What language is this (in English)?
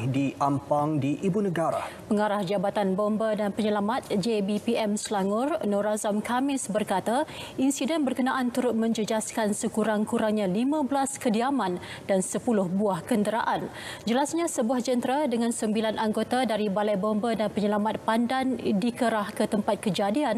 Malay